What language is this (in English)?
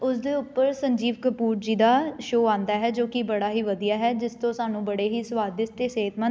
Punjabi